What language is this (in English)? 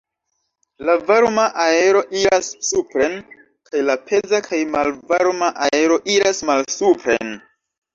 Esperanto